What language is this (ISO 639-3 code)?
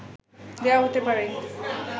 ben